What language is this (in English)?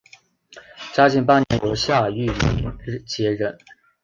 Chinese